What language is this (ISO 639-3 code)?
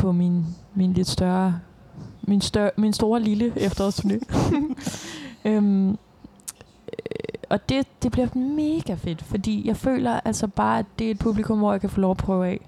dan